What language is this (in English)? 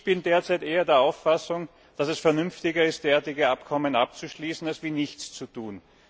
German